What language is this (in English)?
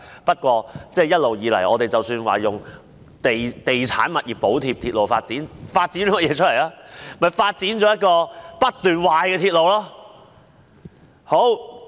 Cantonese